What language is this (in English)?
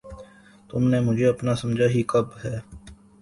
Urdu